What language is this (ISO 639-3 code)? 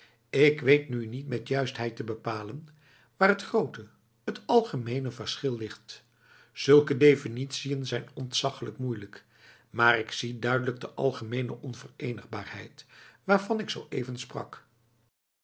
nld